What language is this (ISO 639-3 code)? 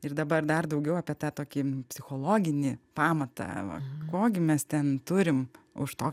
lit